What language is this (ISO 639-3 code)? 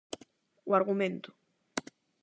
glg